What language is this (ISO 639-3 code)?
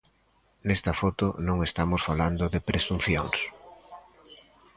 glg